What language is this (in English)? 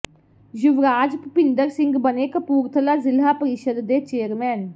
Punjabi